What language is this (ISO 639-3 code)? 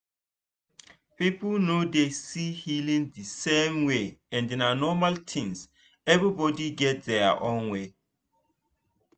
pcm